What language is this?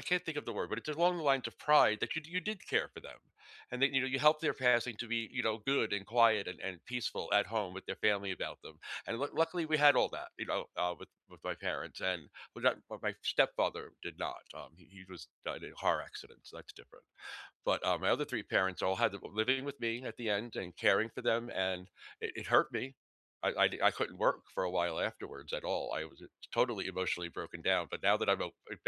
English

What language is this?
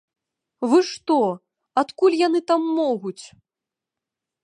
Belarusian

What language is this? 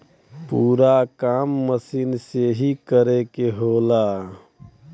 Bhojpuri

